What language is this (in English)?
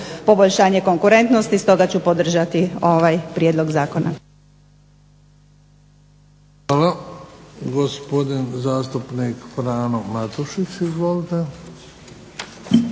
Croatian